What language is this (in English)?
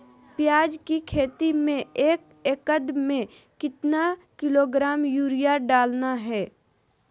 Magahi